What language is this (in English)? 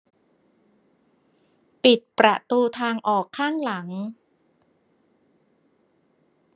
Thai